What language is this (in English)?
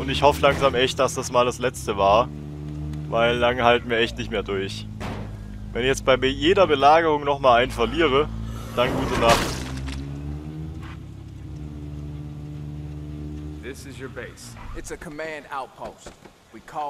German